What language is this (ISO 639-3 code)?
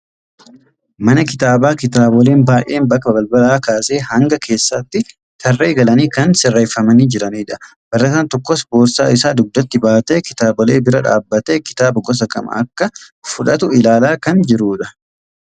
orm